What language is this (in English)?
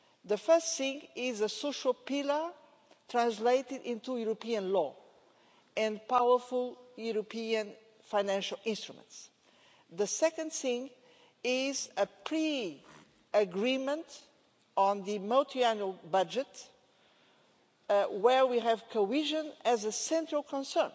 English